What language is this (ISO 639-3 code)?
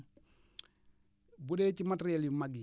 wol